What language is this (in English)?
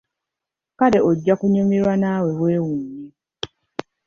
Ganda